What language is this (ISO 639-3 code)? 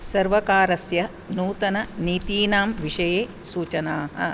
san